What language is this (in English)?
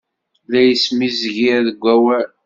Kabyle